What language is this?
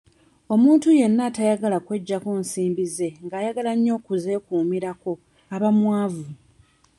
Ganda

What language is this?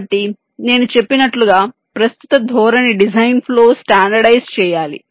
Telugu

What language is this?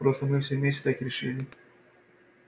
Russian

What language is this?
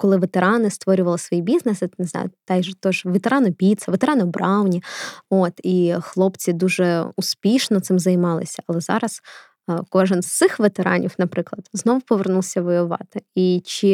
Ukrainian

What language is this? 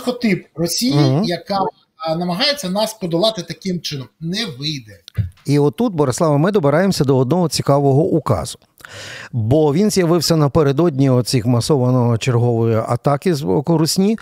Ukrainian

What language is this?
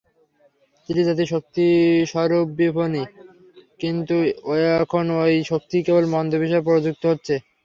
Bangla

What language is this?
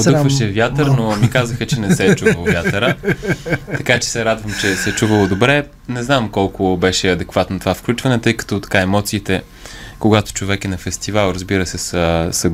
Bulgarian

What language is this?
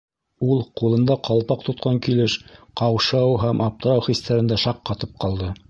Bashkir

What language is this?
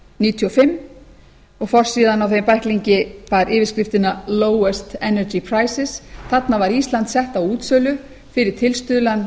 Icelandic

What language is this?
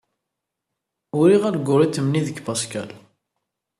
Kabyle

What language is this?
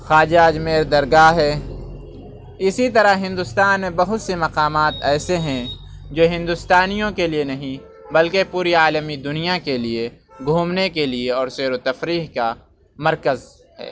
Urdu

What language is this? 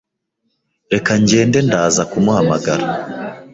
Kinyarwanda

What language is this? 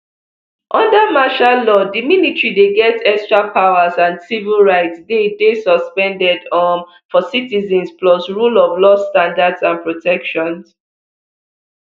Nigerian Pidgin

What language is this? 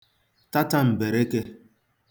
Igbo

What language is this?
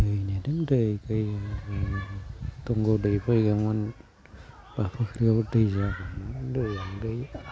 Bodo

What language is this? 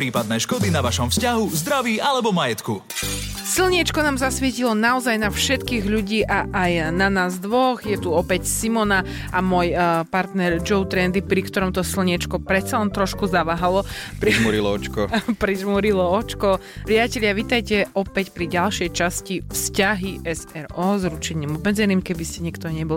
Slovak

